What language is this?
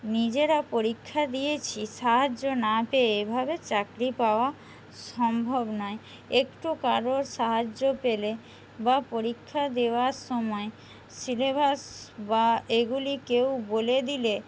Bangla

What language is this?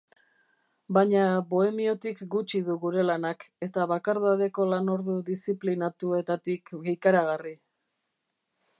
Basque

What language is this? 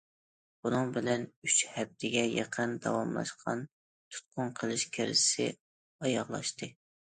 Uyghur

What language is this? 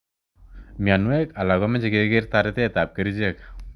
Kalenjin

